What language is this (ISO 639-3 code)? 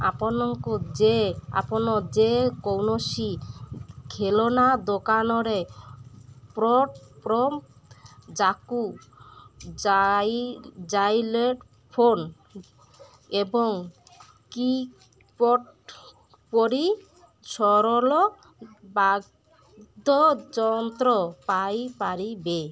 ori